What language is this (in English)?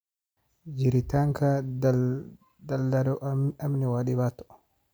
Somali